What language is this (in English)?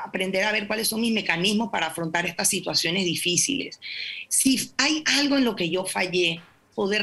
Spanish